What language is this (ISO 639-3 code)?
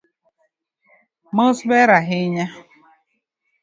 luo